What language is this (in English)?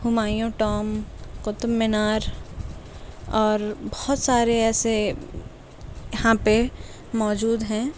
Urdu